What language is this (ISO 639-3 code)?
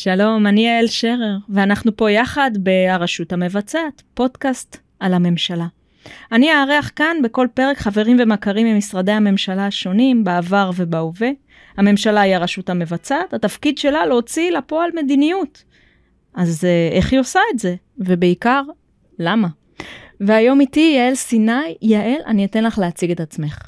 heb